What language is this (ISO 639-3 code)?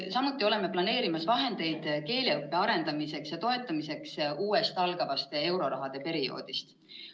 est